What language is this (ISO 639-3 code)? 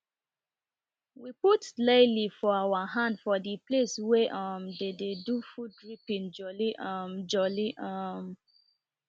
pcm